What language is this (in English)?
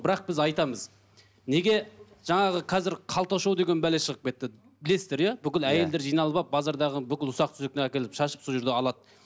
Kazakh